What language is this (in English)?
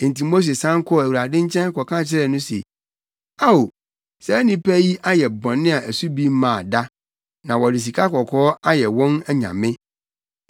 Akan